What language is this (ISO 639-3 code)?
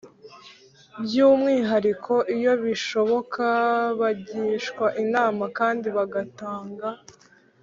kin